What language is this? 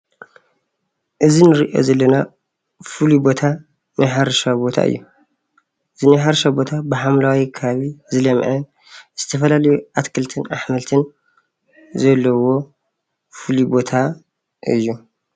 Tigrinya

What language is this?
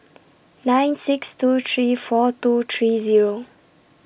English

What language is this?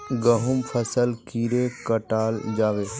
Magahi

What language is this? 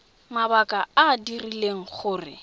Tswana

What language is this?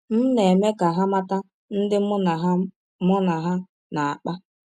Igbo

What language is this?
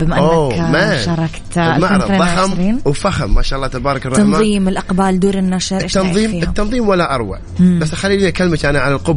Arabic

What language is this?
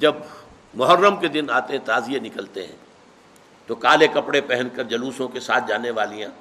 Urdu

